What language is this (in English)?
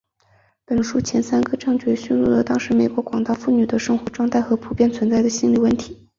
Chinese